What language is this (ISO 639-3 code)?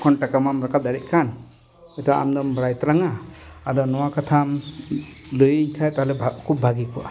sat